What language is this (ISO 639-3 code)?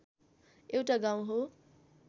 nep